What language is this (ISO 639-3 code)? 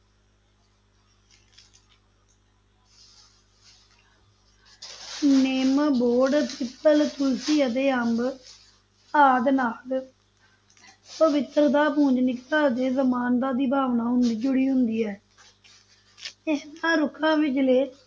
pan